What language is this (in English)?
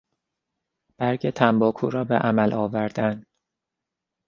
Persian